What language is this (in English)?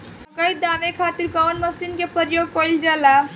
Bhojpuri